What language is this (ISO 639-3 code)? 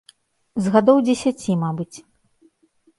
bel